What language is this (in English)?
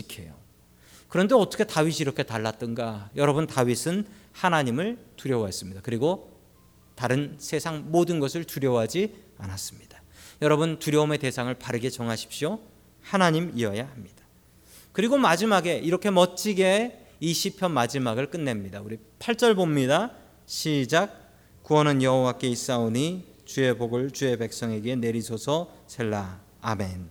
Korean